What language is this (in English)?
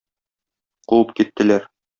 Tatar